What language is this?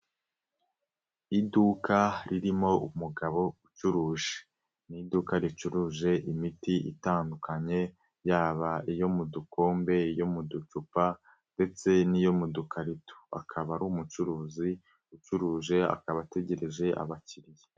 Kinyarwanda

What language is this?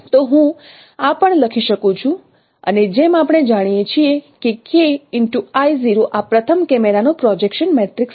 Gujarati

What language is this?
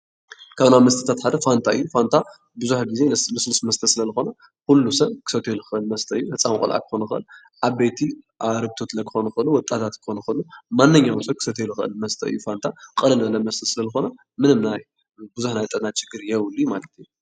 Tigrinya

